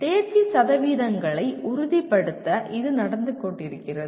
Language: Tamil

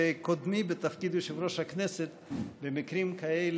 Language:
Hebrew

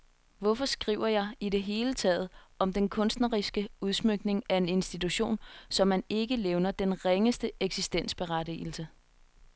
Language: Danish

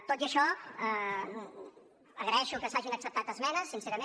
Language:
Catalan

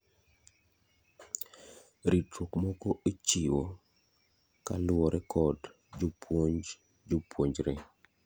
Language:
Luo (Kenya and Tanzania)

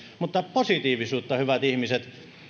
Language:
Finnish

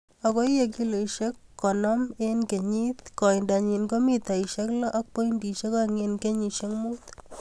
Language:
Kalenjin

